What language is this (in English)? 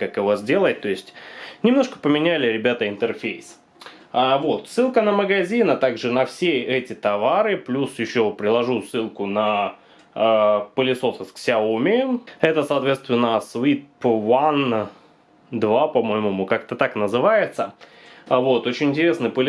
Russian